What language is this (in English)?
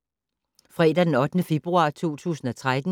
Danish